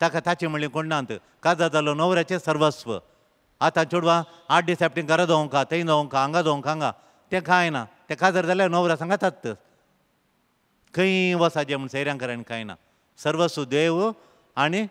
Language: Marathi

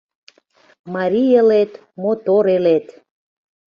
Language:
Mari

